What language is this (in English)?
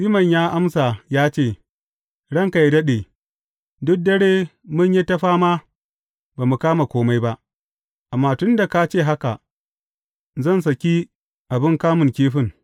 Hausa